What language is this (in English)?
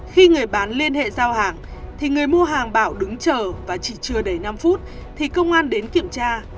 Vietnamese